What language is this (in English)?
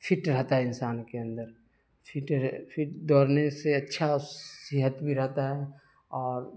Urdu